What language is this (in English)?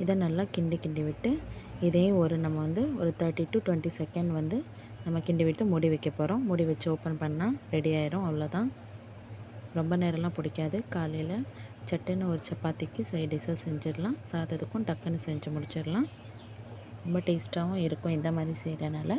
Tamil